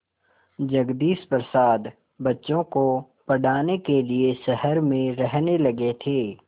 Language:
Hindi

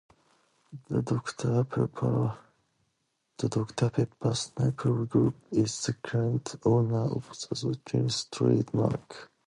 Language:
English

